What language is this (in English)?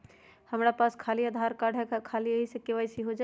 Magahi